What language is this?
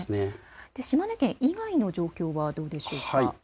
Japanese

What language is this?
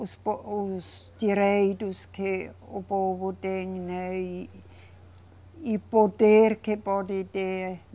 Portuguese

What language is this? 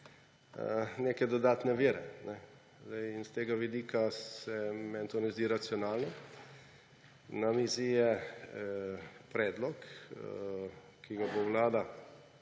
Slovenian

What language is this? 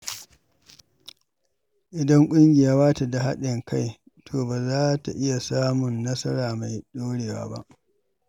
Hausa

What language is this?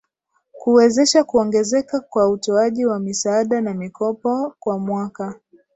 Swahili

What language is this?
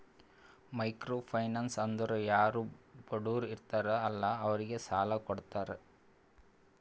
Kannada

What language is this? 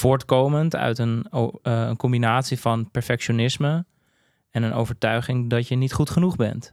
Dutch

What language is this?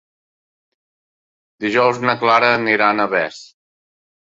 Catalan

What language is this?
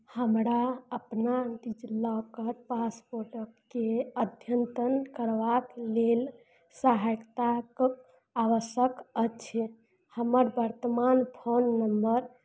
Maithili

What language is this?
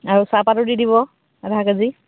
Assamese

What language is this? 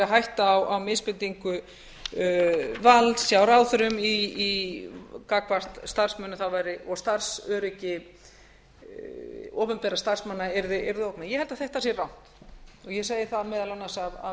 Icelandic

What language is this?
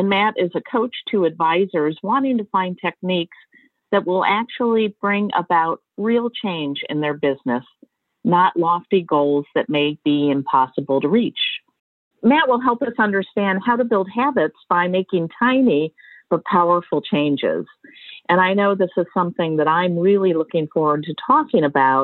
English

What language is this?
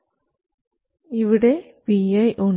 Malayalam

